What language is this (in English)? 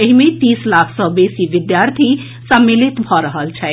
Maithili